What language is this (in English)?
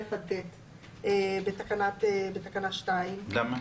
Hebrew